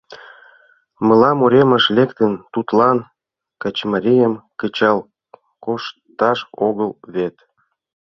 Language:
Mari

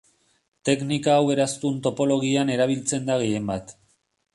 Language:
Basque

